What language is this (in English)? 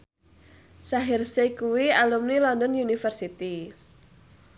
Javanese